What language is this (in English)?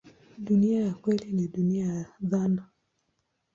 Swahili